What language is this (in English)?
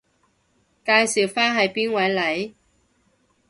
Cantonese